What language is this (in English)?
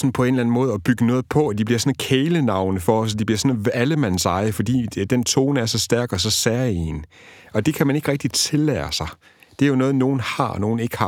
Danish